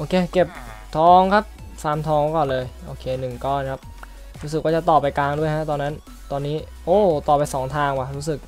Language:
Thai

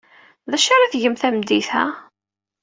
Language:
Kabyle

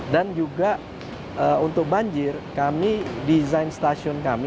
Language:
Indonesian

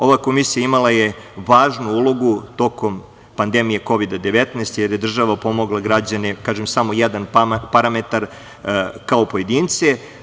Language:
Serbian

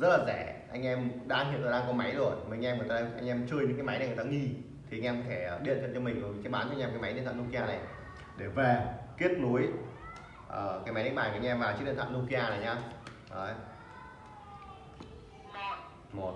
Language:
Vietnamese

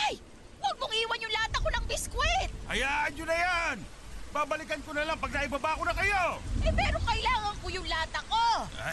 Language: Filipino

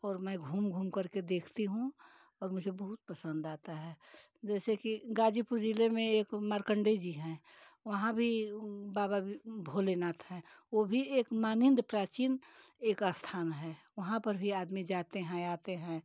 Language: Hindi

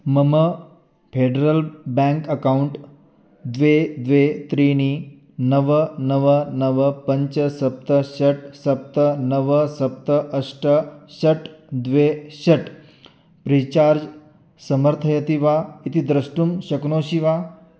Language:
Sanskrit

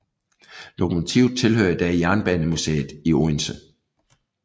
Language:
Danish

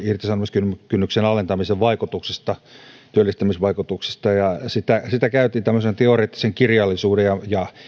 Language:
Finnish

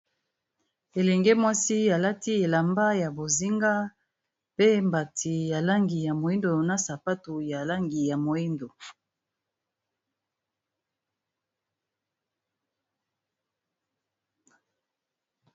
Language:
Lingala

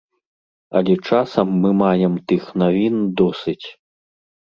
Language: Belarusian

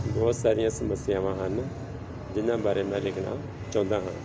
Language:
Punjabi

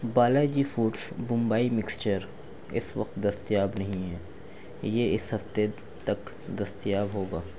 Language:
Urdu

